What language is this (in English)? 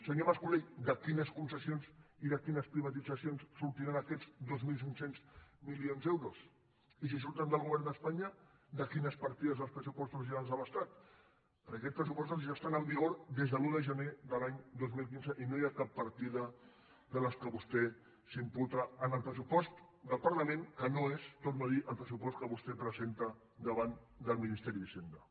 Catalan